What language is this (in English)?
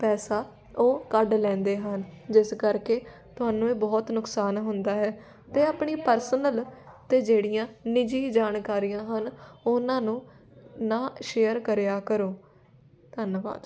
Punjabi